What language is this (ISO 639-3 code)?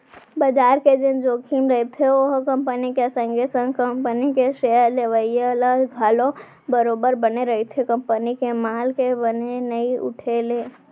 hne